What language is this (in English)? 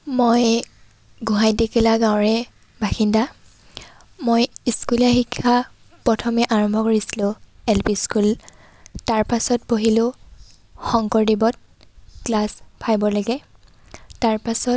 Assamese